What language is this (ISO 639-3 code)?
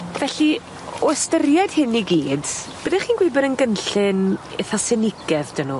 cym